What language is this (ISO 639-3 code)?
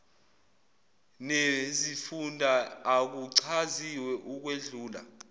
zul